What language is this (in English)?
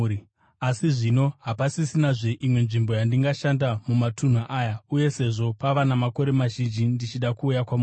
Shona